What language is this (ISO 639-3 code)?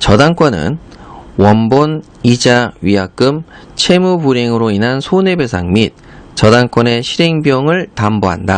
kor